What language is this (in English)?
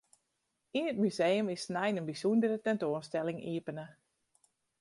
Western Frisian